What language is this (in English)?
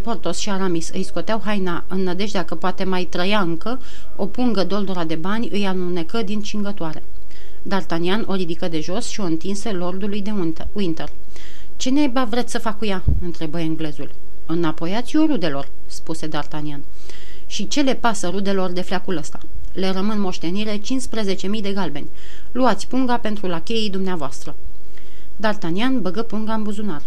Romanian